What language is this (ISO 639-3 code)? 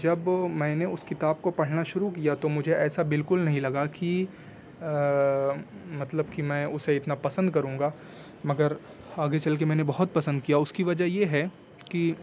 urd